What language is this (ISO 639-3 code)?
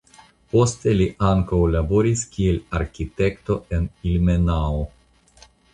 epo